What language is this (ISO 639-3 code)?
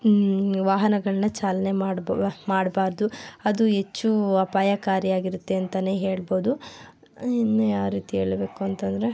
kan